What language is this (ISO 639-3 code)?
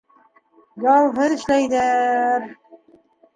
bak